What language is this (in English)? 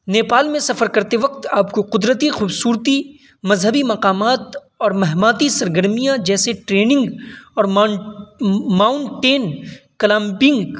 Urdu